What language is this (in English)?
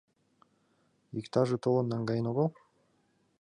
Mari